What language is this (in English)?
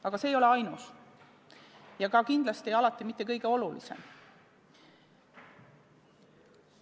Estonian